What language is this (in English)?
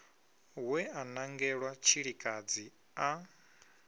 Venda